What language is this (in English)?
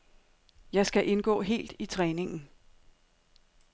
Danish